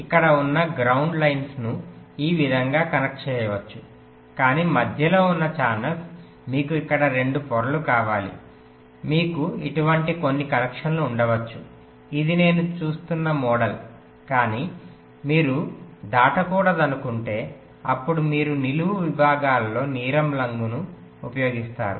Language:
Telugu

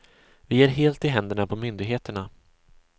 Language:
Swedish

